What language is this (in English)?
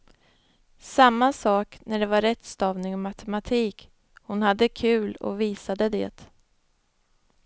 Swedish